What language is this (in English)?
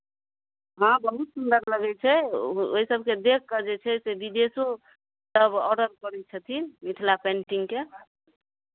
Maithili